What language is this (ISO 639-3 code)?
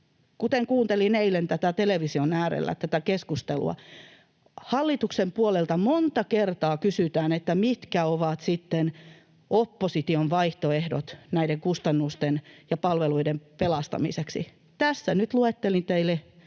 fin